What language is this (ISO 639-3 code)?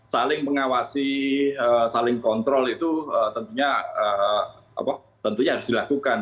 ind